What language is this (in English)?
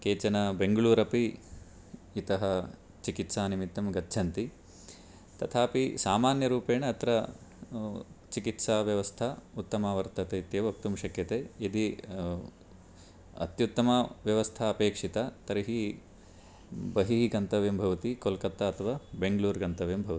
Sanskrit